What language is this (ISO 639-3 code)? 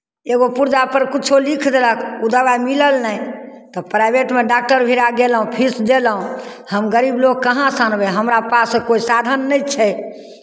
mai